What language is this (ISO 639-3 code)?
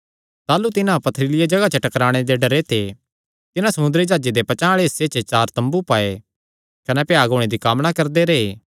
xnr